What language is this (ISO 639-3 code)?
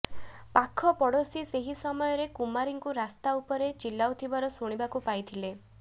ori